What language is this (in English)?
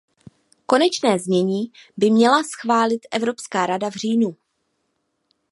Czech